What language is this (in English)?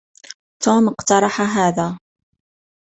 Arabic